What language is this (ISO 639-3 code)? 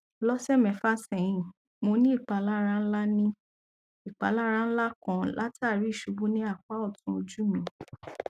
yor